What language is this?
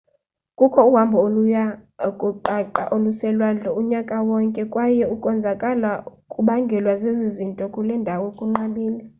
Xhosa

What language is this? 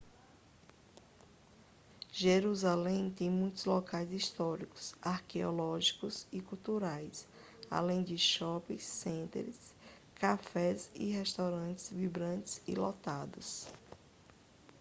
Portuguese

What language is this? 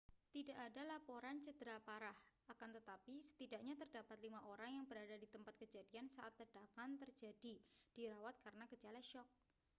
Indonesian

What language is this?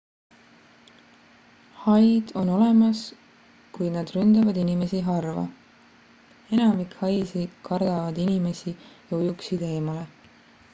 Estonian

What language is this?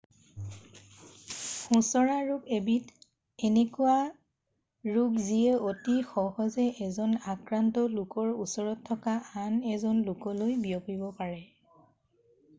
Assamese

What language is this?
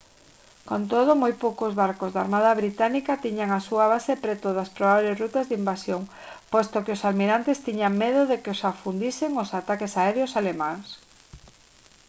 Galician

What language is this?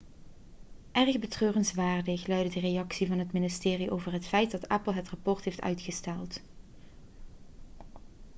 Dutch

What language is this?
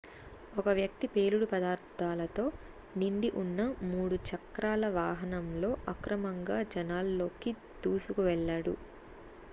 Telugu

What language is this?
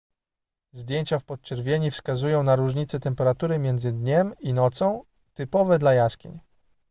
Polish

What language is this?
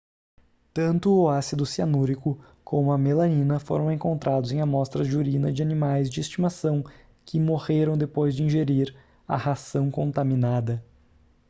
Portuguese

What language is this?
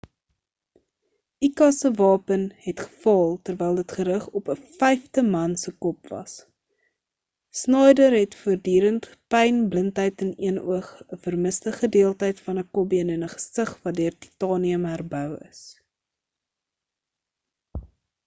Afrikaans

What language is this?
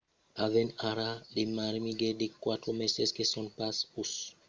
Occitan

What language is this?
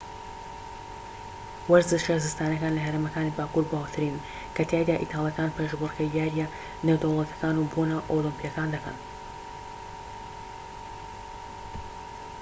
Central Kurdish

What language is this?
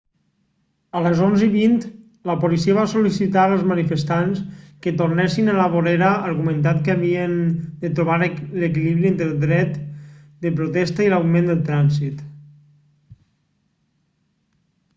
Catalan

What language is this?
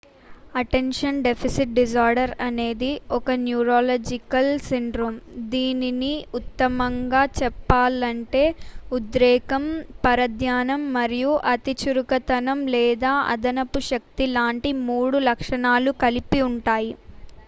Telugu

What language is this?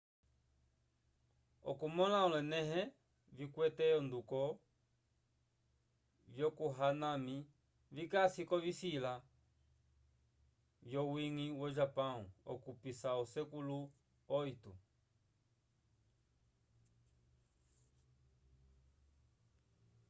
Umbundu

